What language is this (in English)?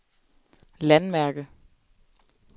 Danish